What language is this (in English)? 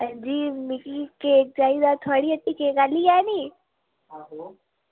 Dogri